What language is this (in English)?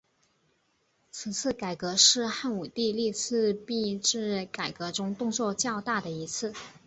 Chinese